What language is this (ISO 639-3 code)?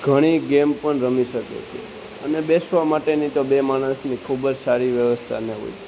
guj